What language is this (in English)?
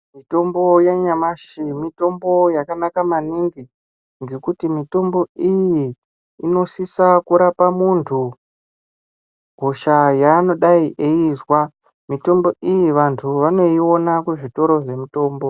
Ndau